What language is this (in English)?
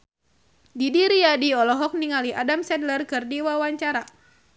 Sundanese